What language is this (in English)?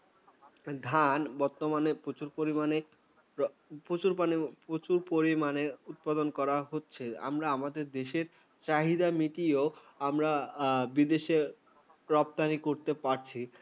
Bangla